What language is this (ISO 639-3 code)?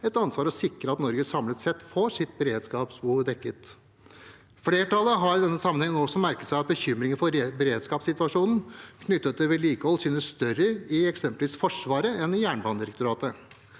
nor